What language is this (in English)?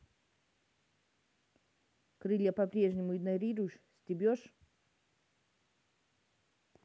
Russian